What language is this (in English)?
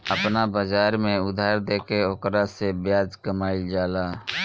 Bhojpuri